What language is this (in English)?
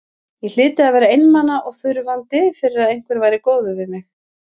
Icelandic